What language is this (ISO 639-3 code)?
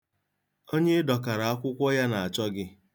ibo